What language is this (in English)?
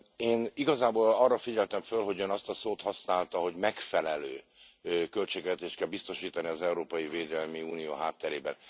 Hungarian